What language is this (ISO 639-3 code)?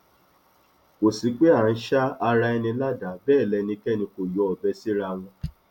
yor